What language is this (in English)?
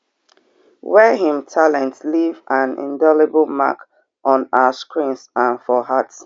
Nigerian Pidgin